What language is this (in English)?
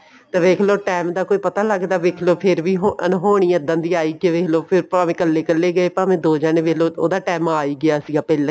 Punjabi